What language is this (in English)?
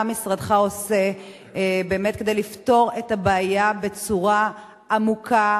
Hebrew